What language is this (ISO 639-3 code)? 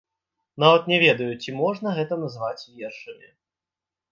bel